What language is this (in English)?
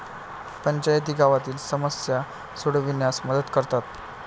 Marathi